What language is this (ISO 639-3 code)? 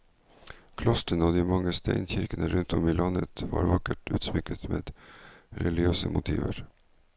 nor